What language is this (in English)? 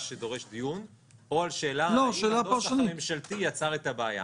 Hebrew